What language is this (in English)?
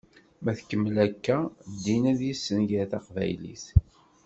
Kabyle